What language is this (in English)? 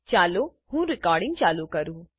Gujarati